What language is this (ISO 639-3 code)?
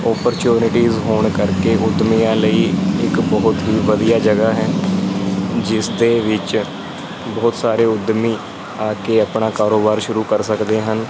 pan